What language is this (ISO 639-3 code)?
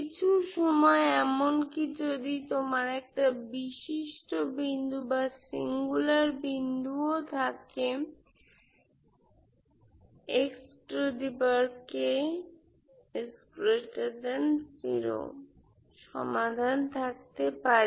ben